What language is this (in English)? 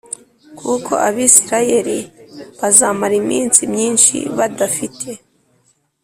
Kinyarwanda